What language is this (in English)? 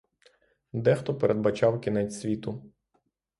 Ukrainian